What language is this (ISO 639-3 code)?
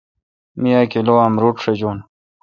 xka